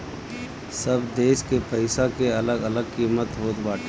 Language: Bhojpuri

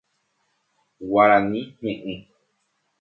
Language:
Guarani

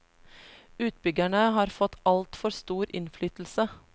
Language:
Norwegian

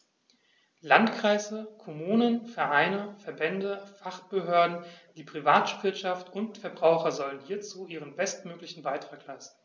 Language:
German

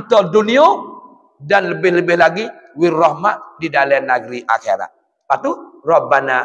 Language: Malay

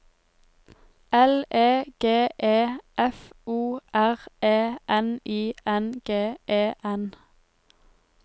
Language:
Norwegian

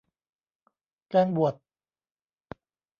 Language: Thai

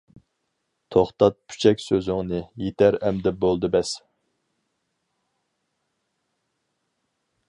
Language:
Uyghur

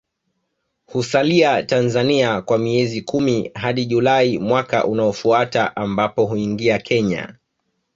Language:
Swahili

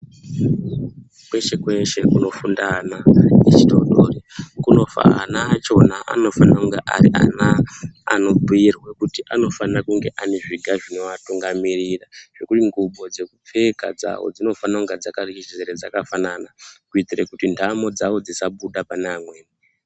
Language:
Ndau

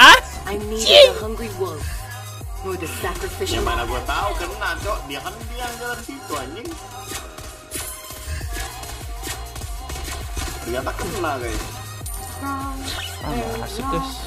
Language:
Indonesian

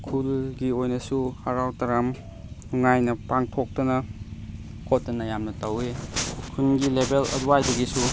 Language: Manipuri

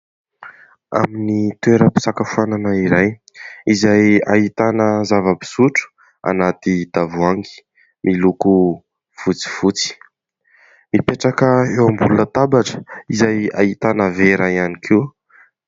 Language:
Malagasy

